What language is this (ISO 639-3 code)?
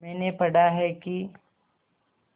hin